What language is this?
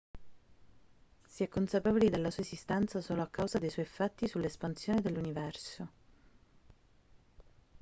Italian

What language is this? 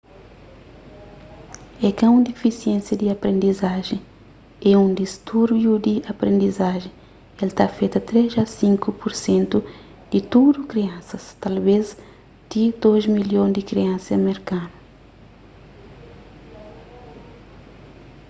Kabuverdianu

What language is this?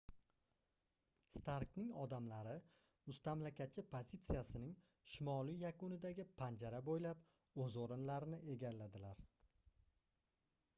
Uzbek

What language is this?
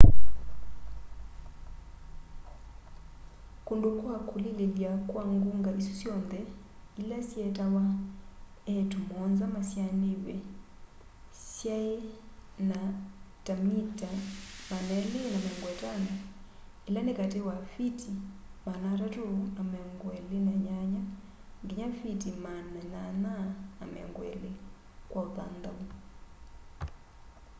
Kamba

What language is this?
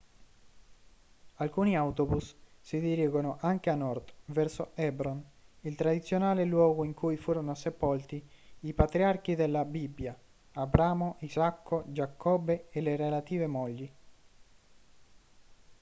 Italian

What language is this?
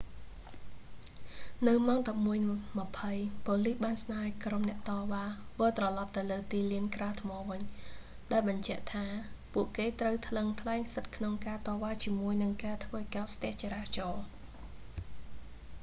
Khmer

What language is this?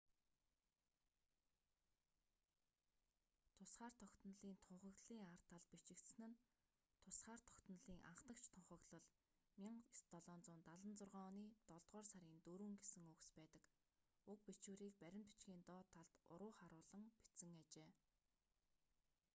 Mongolian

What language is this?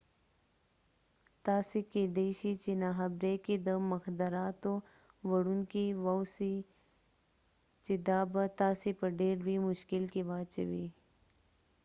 Pashto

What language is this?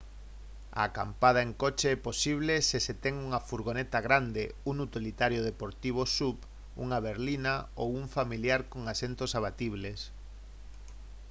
Galician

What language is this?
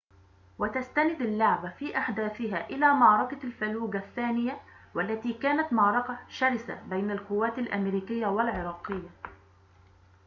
Arabic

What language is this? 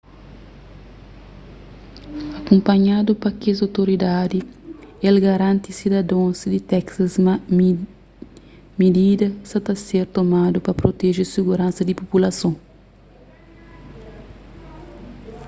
Kabuverdianu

